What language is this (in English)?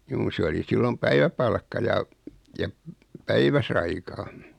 Finnish